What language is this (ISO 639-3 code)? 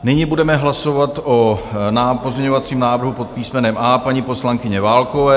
ces